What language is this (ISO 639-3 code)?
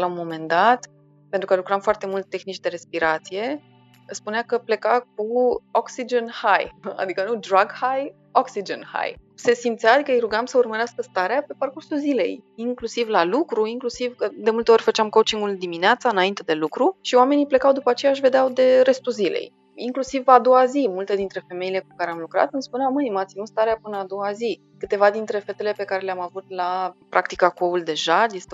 ron